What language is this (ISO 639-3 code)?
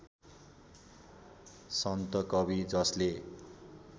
nep